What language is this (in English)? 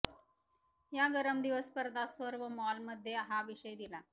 Marathi